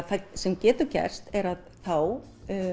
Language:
Icelandic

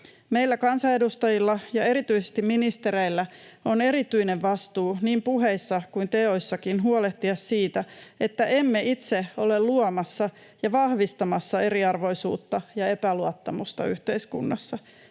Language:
Finnish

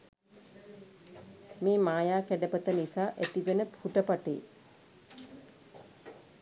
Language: Sinhala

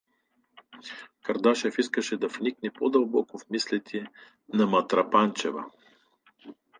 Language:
Bulgarian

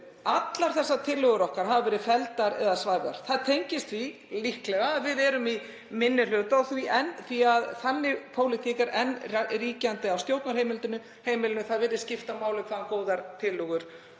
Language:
Icelandic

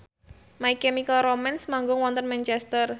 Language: Javanese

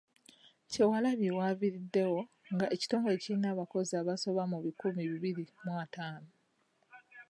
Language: Ganda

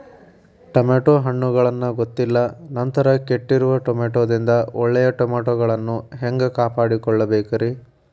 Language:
Kannada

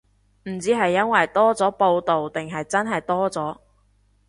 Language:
Cantonese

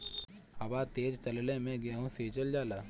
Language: Bhojpuri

